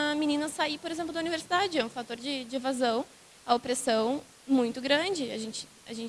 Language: Portuguese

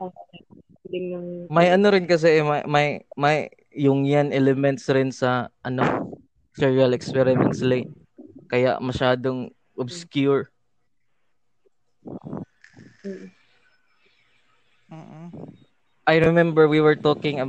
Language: Filipino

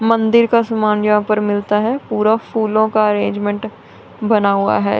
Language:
Hindi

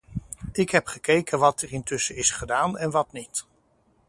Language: Dutch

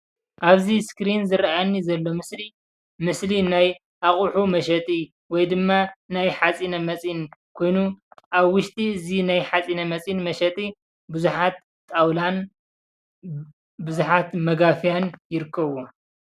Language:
Tigrinya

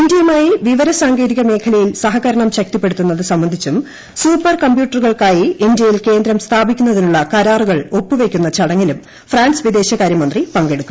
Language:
Malayalam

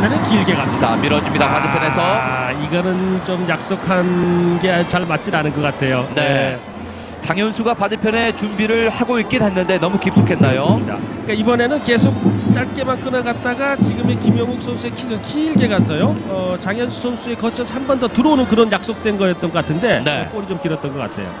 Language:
Korean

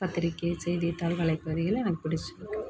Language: Tamil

